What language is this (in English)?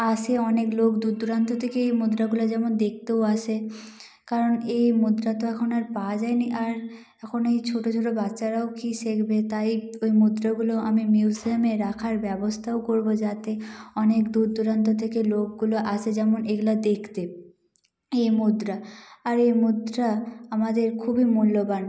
Bangla